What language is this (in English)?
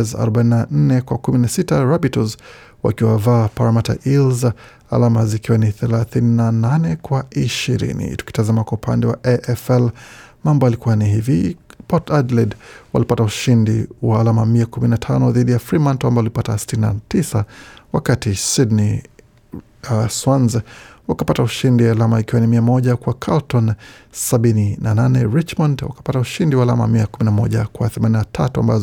Swahili